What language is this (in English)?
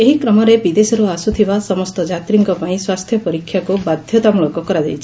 Odia